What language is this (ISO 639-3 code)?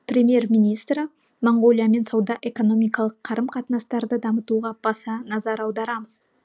kaz